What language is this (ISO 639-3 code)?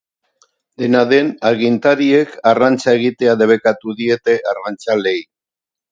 eus